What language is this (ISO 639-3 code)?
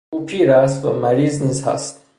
fas